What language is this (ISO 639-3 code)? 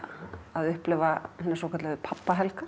isl